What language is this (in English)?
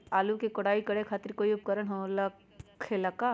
Magahi